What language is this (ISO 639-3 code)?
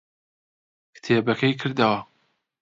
ckb